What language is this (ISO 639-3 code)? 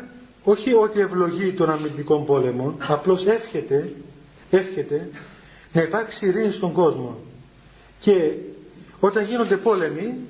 ell